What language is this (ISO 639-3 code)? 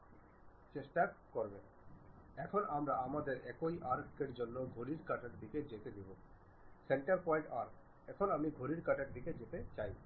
ben